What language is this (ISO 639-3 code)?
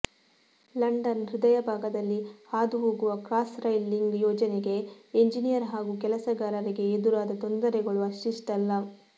kan